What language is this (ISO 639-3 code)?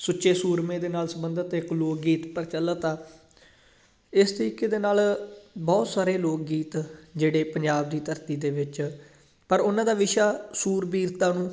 pan